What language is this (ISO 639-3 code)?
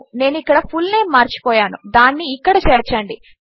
tel